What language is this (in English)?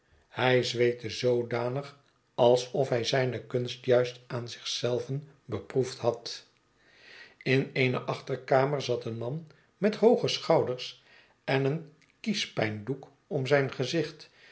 Dutch